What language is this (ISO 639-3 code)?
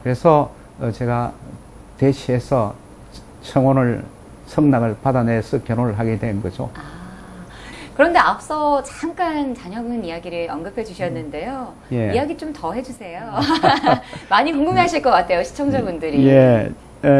kor